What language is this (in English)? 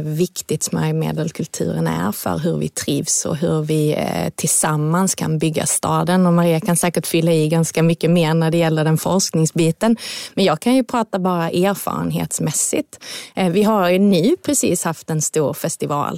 Swedish